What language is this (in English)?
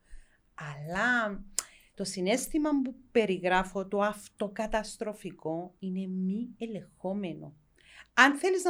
Greek